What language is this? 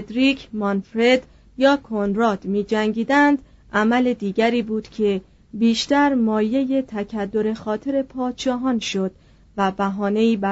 Persian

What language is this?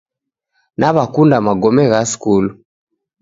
Taita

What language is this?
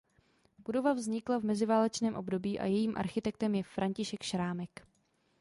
Czech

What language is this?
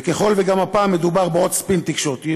Hebrew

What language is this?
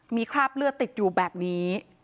Thai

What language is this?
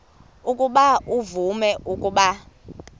Xhosa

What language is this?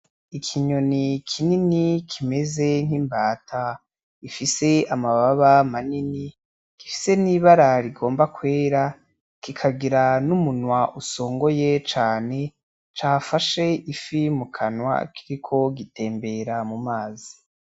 Rundi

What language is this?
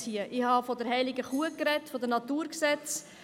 Swiss German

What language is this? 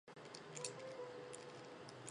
Chinese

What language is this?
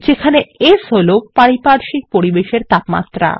Bangla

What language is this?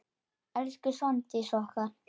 Icelandic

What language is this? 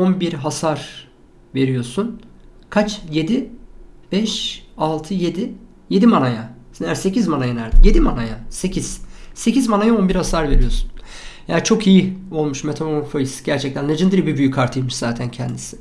Turkish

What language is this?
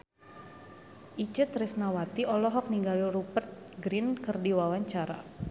Sundanese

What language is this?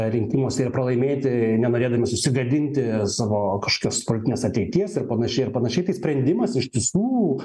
Lithuanian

